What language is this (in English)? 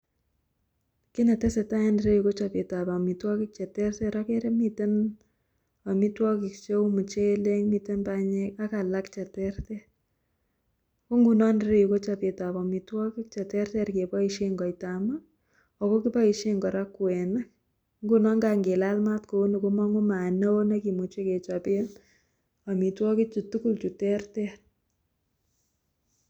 Kalenjin